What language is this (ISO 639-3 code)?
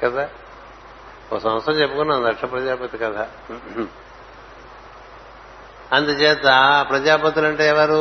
tel